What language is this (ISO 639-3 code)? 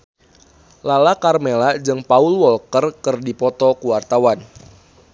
sun